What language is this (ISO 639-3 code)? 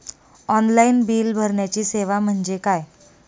mar